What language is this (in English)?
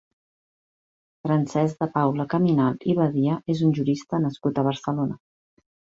Catalan